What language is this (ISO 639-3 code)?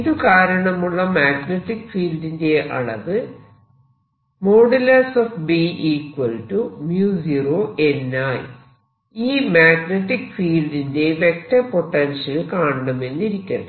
mal